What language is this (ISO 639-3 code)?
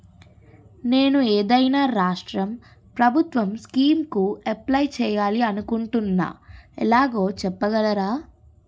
tel